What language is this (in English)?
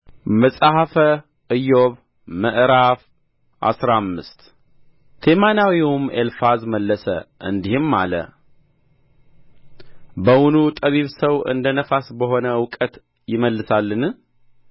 Amharic